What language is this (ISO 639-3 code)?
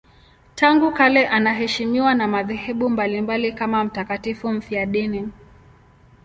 swa